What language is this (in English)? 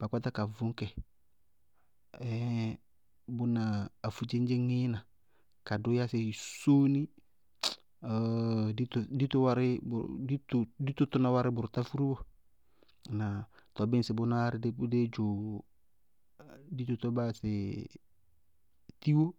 Bago-Kusuntu